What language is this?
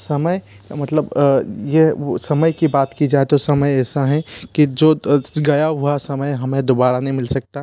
Hindi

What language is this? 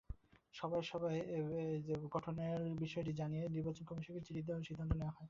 Bangla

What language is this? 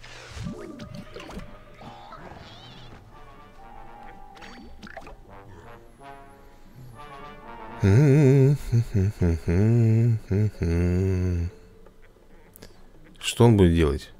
Russian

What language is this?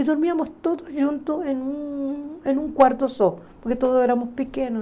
Portuguese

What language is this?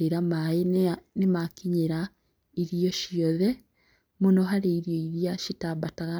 Kikuyu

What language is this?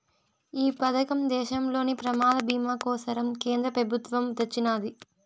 Telugu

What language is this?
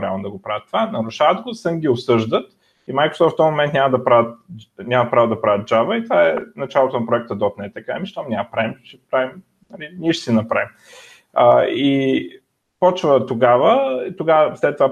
Bulgarian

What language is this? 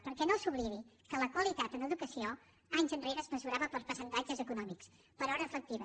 Catalan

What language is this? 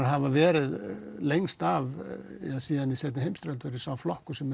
Icelandic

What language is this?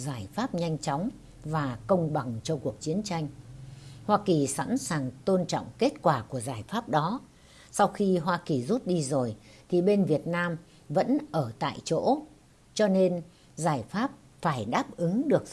Vietnamese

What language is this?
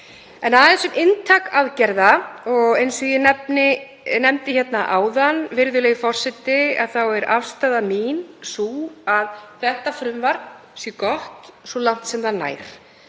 Icelandic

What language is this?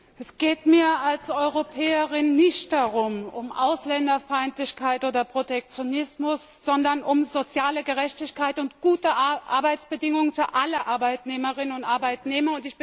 German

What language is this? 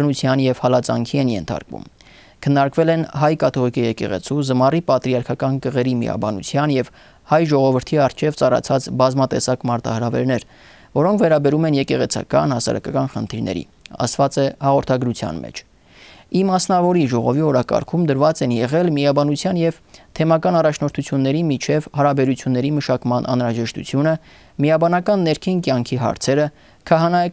Romanian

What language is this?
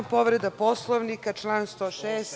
Serbian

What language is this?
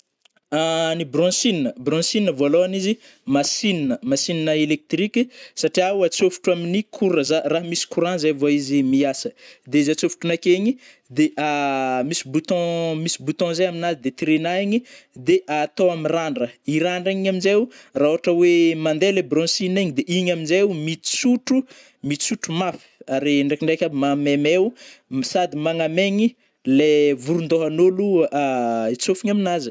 Northern Betsimisaraka Malagasy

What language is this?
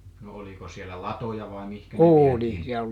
Finnish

